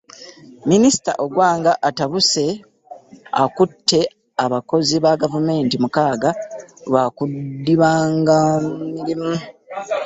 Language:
Ganda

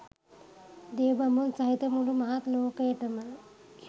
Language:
Sinhala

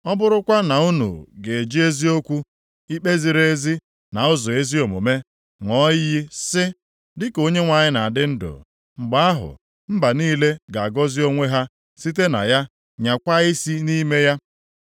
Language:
Igbo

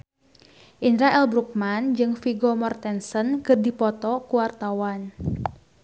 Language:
Sundanese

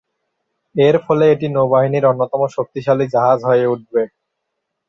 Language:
Bangla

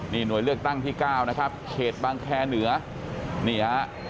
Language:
Thai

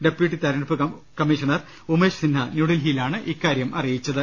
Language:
Malayalam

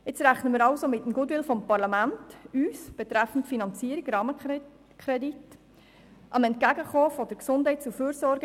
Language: Swiss German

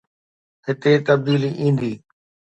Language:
Sindhi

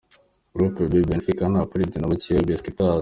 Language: Kinyarwanda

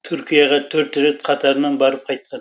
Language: Kazakh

